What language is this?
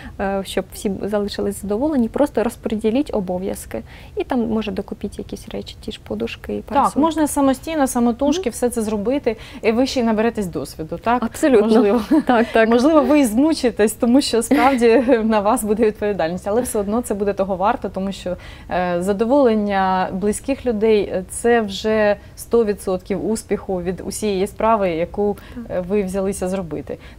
Ukrainian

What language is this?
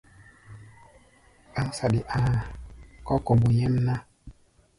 Gbaya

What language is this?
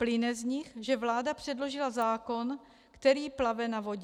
Czech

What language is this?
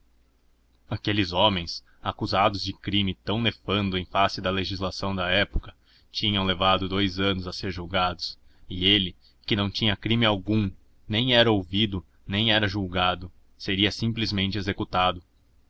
Portuguese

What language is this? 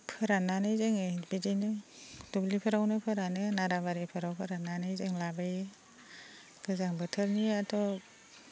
Bodo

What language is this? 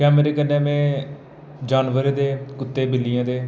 Dogri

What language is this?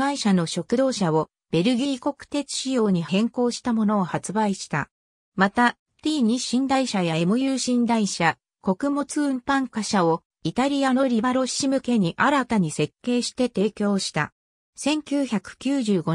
Japanese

